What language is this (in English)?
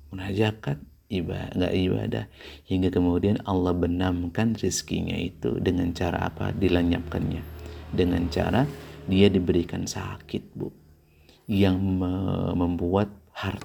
Indonesian